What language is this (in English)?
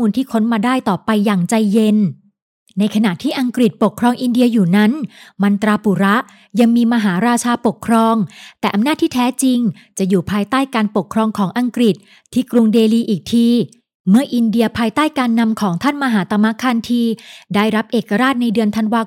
Thai